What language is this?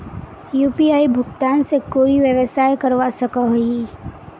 Magahi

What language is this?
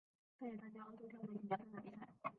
Chinese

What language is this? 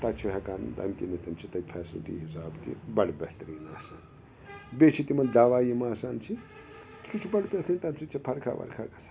Kashmiri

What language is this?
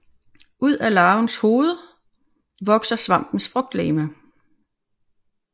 Danish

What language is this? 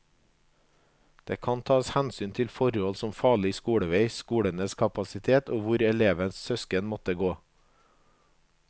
Norwegian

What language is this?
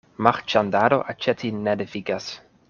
Esperanto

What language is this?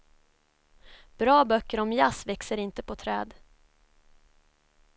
Swedish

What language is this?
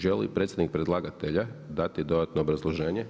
Croatian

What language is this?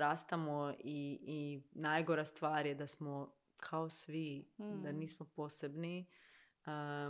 Croatian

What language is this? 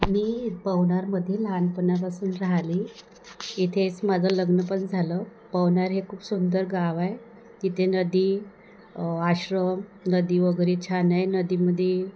Marathi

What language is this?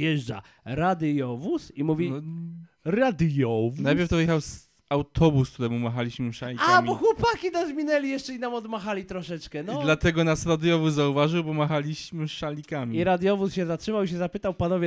Polish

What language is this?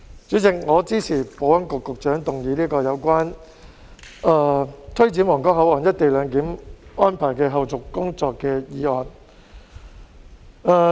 Cantonese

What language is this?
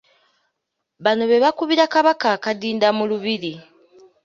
Ganda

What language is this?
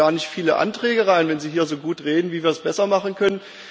German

